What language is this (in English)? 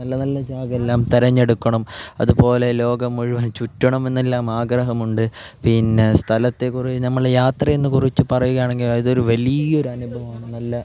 Malayalam